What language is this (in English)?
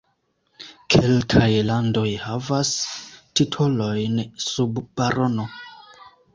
Esperanto